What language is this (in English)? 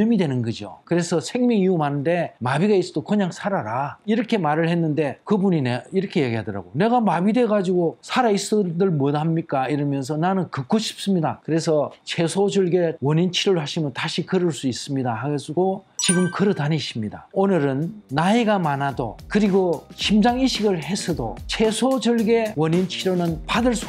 Korean